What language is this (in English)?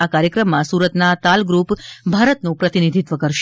Gujarati